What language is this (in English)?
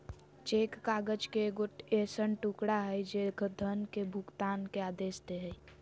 Magahi